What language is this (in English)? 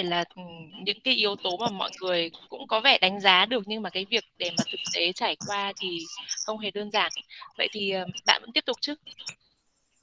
Vietnamese